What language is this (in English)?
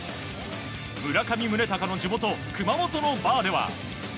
Japanese